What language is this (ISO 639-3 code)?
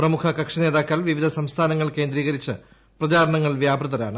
mal